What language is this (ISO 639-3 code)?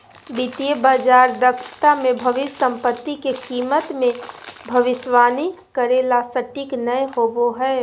mag